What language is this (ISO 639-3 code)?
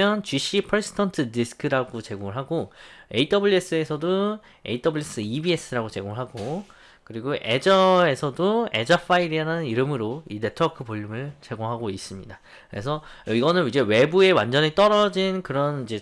kor